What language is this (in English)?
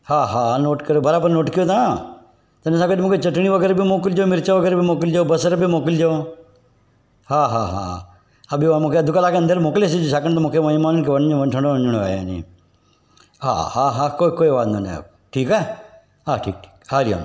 Sindhi